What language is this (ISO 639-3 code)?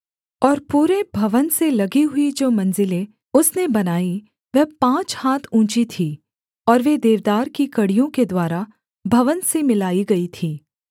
hin